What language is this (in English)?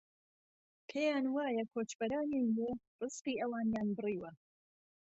Central Kurdish